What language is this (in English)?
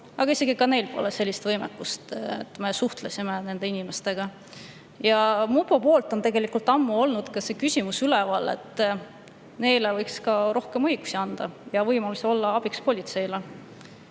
Estonian